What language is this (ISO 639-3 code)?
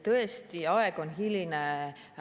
est